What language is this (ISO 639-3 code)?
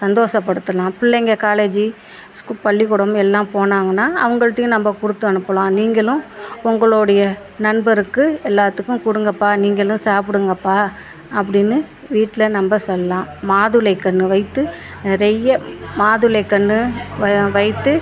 tam